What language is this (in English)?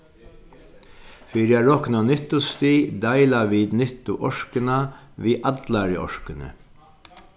Faroese